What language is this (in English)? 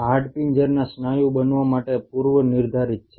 Gujarati